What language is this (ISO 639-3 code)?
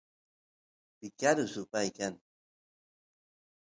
qus